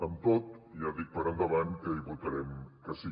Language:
Catalan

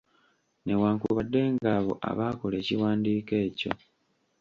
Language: Ganda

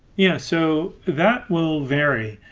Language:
English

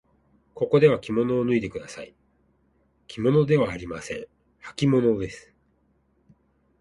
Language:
Japanese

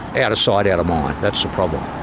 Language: English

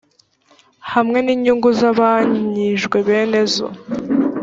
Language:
Kinyarwanda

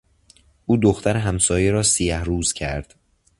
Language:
Persian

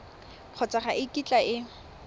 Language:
Tswana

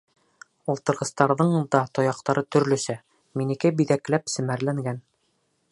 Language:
Bashkir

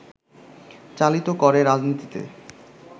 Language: Bangla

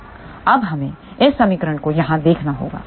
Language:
Hindi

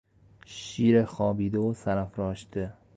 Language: Persian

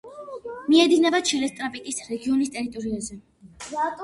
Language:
Georgian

